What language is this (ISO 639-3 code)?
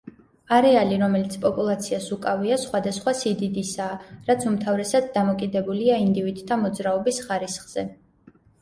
kat